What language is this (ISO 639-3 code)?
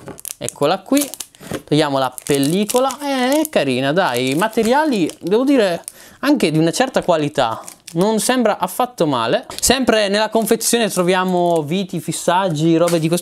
ita